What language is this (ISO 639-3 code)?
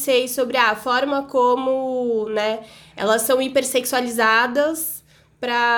por